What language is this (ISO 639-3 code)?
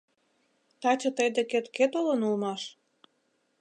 chm